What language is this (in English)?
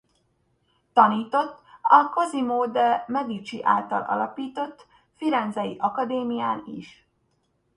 Hungarian